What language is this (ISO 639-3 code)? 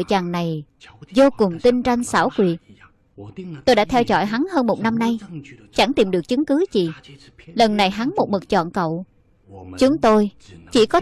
vie